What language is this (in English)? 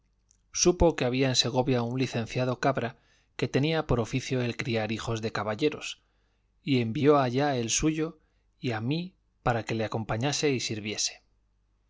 Spanish